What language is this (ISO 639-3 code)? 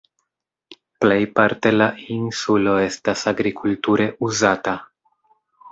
epo